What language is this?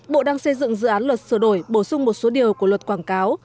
Vietnamese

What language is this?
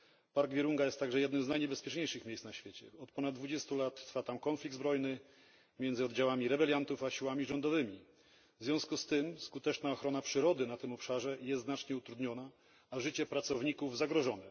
Polish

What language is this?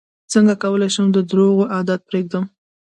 Pashto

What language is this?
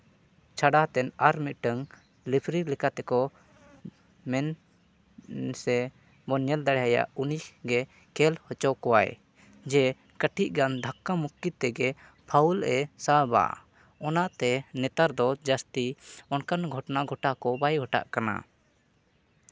Santali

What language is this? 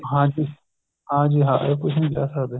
Punjabi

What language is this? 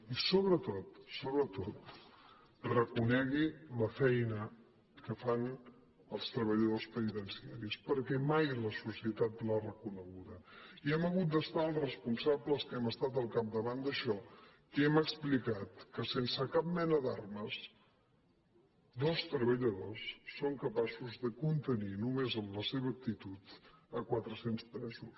Catalan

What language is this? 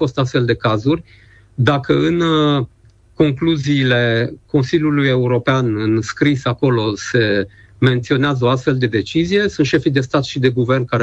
Romanian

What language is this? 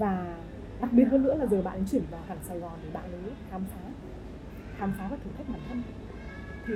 Vietnamese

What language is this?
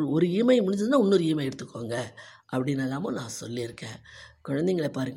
Tamil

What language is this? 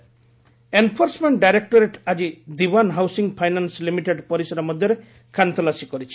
Odia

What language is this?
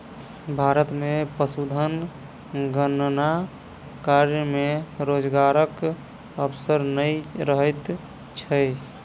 Maithili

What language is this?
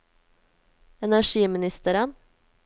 Norwegian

